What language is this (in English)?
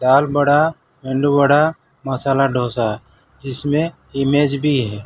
Hindi